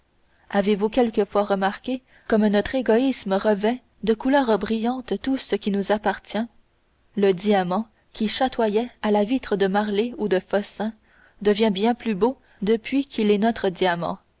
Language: French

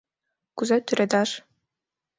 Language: Mari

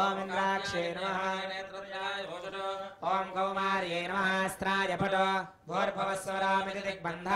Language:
Indonesian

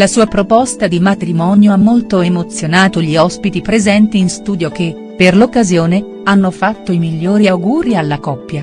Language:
Italian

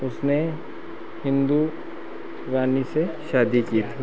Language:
Hindi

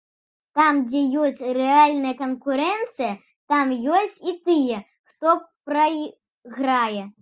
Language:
Belarusian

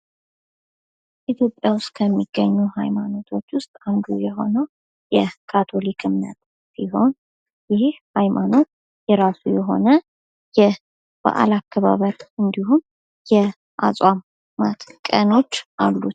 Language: Amharic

